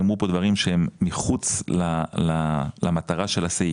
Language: Hebrew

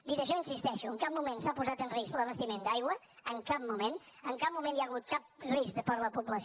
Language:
Catalan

